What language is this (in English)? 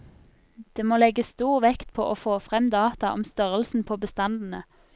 Norwegian